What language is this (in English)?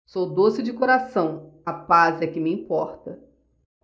Portuguese